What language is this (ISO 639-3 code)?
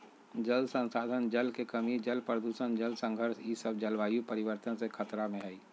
mag